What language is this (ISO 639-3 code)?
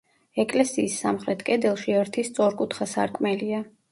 kat